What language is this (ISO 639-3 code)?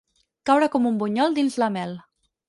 cat